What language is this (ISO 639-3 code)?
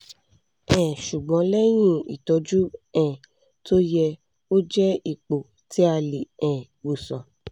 yor